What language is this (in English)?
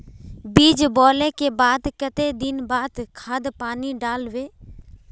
Magahi